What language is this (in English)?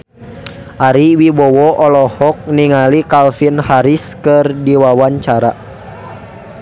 Sundanese